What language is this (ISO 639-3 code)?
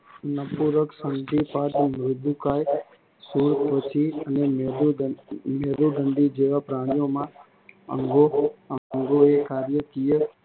guj